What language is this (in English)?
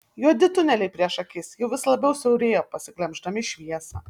Lithuanian